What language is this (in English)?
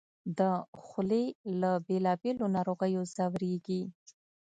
Pashto